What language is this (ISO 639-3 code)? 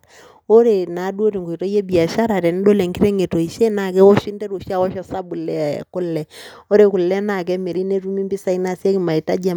mas